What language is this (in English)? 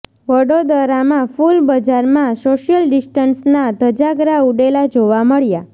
Gujarati